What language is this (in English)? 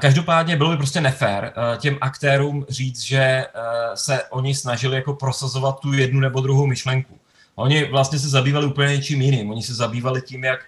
Czech